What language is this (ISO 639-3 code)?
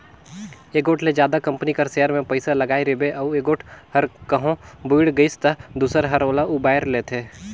hne